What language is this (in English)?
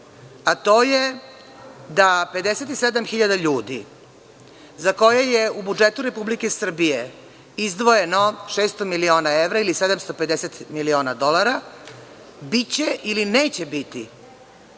Serbian